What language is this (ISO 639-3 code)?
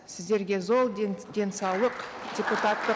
kaz